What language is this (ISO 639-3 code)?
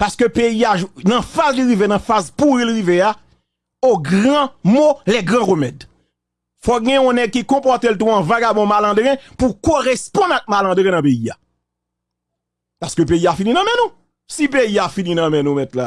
fra